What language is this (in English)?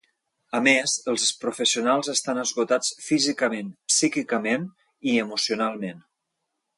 Catalan